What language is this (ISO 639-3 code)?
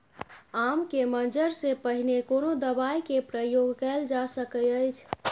mai